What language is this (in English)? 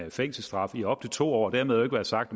Danish